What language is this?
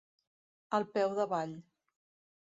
Catalan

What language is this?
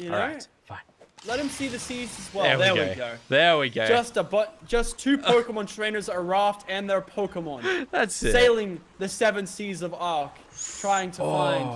English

